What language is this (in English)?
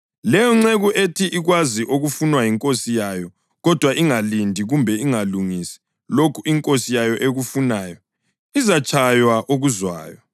North Ndebele